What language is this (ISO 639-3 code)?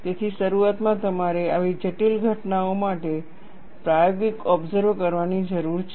guj